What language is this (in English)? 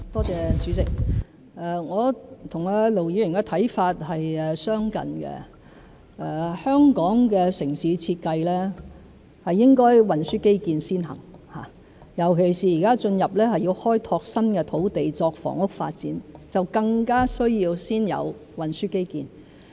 Cantonese